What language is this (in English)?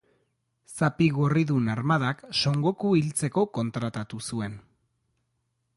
Basque